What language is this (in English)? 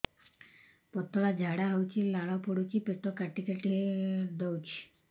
Odia